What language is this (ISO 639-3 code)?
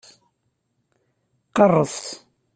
kab